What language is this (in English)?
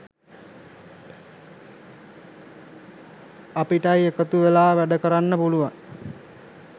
Sinhala